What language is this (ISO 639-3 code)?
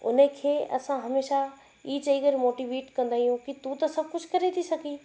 snd